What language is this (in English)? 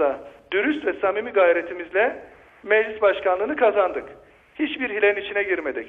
Turkish